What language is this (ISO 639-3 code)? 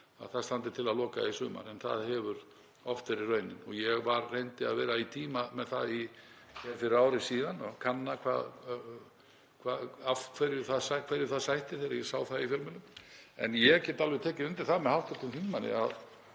isl